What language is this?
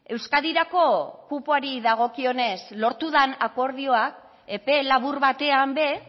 Basque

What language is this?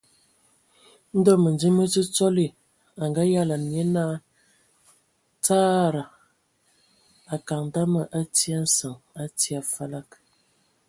Ewondo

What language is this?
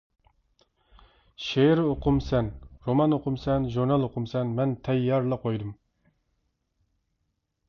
Uyghur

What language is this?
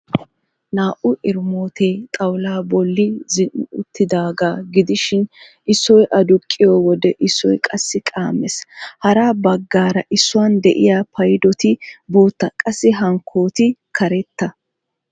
Wolaytta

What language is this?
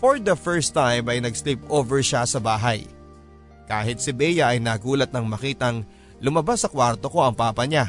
Filipino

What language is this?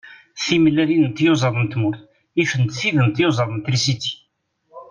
Kabyle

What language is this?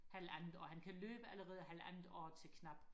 Danish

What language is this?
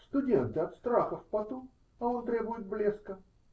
Russian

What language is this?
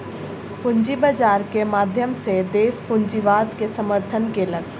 Maithili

